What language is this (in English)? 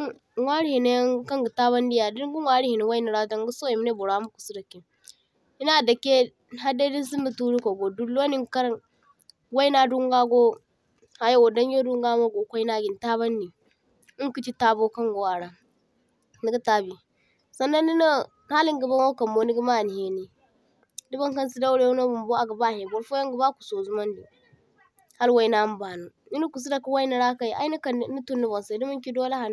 Zarma